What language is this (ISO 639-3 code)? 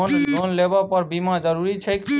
mai